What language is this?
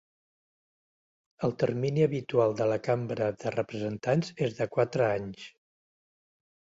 Catalan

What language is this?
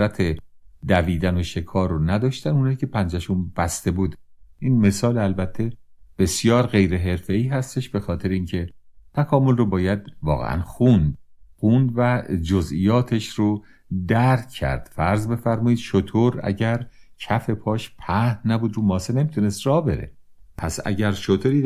Persian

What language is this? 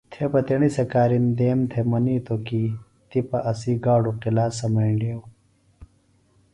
Phalura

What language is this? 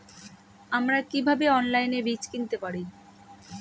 Bangla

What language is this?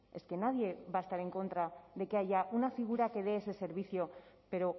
Spanish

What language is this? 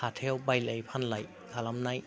Bodo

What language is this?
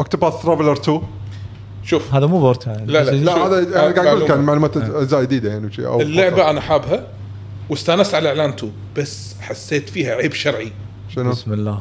Arabic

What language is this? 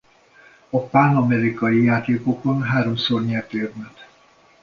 Hungarian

